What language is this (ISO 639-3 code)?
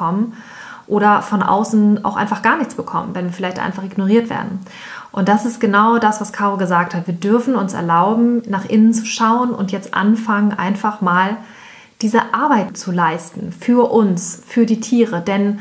deu